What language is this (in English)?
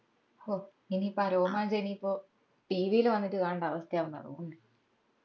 Malayalam